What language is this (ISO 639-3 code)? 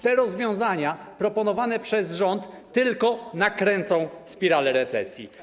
pol